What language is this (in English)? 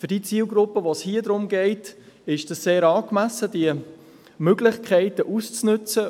Swiss German